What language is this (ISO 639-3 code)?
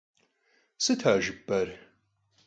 kbd